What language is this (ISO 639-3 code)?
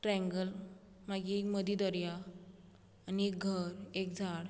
kok